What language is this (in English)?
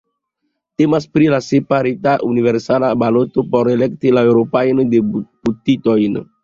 Esperanto